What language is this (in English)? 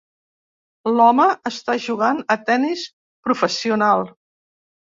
Catalan